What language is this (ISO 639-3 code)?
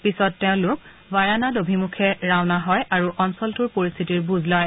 asm